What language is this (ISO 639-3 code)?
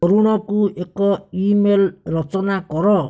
ori